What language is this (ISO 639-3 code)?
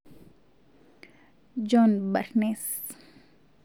mas